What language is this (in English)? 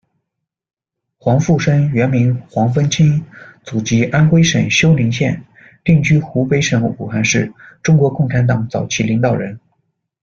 Chinese